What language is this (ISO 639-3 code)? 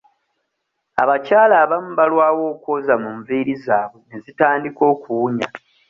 lug